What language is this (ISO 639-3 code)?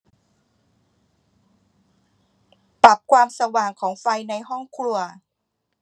tha